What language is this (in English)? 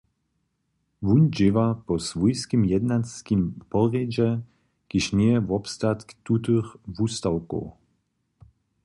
Upper Sorbian